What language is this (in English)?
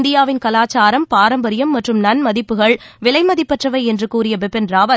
Tamil